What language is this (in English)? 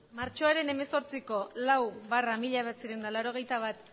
Basque